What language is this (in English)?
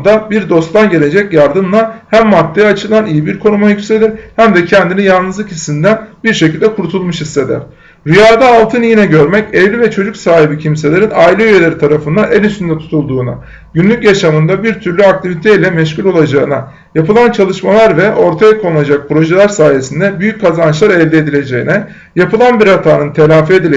Turkish